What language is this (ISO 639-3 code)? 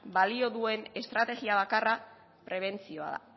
eus